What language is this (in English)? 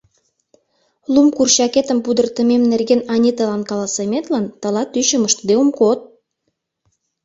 Mari